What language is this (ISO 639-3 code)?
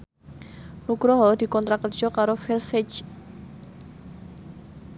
jav